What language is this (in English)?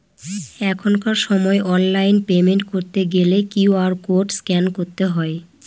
Bangla